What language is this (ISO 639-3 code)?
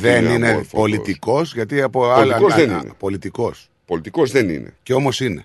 ell